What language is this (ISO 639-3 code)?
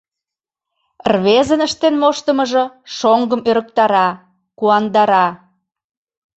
chm